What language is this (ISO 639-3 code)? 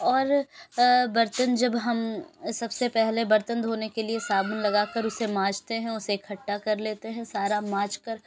urd